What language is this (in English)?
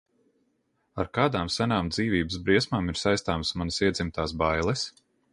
Latvian